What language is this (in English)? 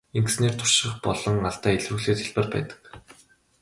Mongolian